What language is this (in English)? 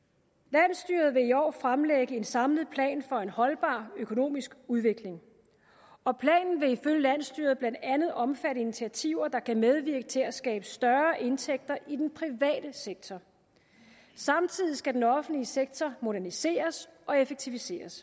Danish